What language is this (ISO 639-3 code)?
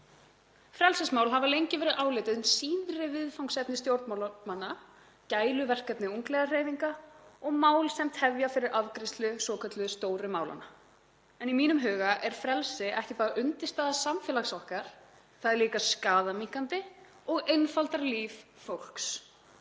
isl